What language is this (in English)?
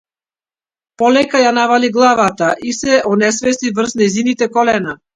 Macedonian